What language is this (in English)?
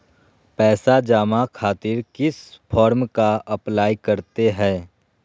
Magahi